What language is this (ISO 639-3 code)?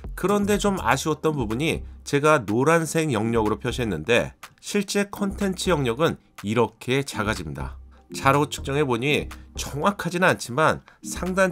kor